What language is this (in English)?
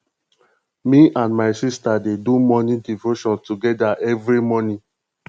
Nigerian Pidgin